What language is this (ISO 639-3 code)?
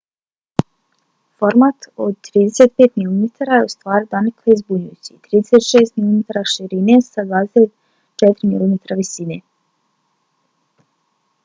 bos